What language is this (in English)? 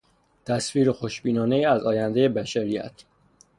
Persian